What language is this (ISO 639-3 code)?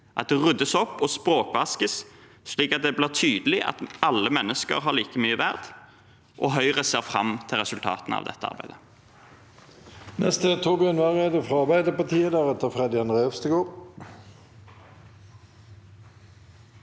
nor